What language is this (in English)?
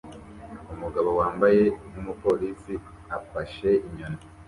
Kinyarwanda